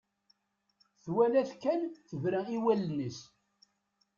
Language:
Kabyle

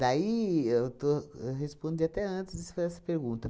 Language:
Portuguese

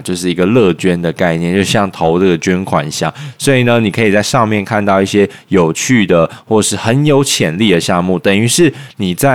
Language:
Chinese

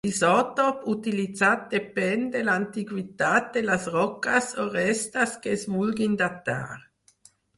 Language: Catalan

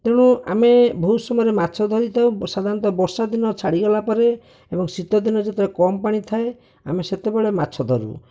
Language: Odia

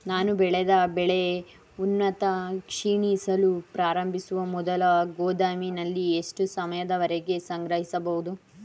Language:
Kannada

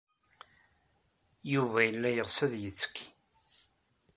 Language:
Kabyle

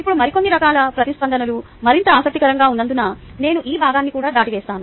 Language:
Telugu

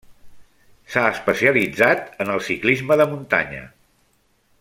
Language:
Catalan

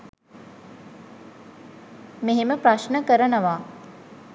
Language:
Sinhala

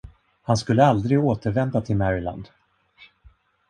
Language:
Swedish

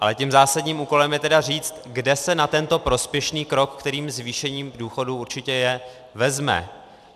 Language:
Czech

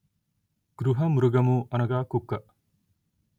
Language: Telugu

